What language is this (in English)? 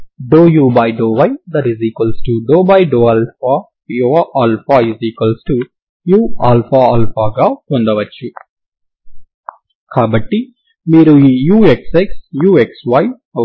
Telugu